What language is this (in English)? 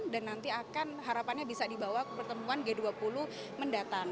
Indonesian